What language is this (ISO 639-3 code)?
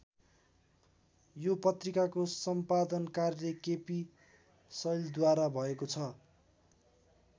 nep